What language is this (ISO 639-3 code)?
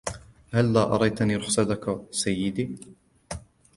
ara